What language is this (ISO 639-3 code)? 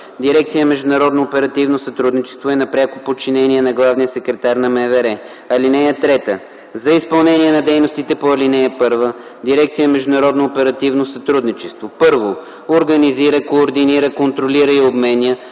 bul